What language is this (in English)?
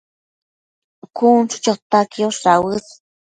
Matsés